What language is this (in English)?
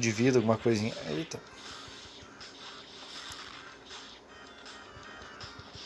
Portuguese